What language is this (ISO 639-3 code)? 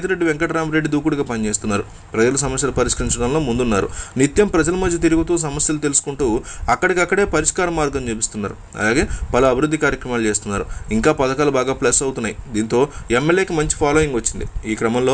hin